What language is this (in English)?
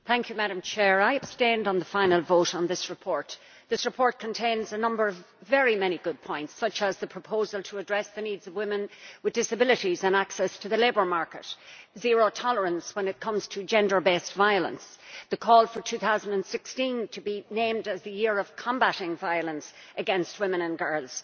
English